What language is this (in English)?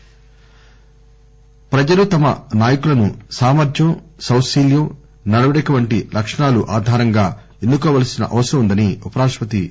Telugu